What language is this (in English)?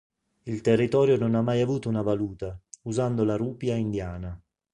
Italian